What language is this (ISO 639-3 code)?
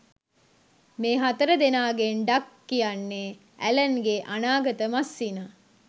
sin